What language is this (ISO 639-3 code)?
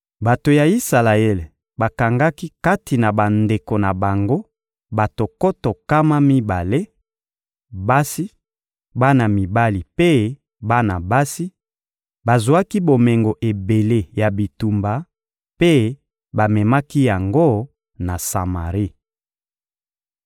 lin